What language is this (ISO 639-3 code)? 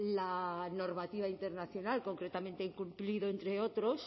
spa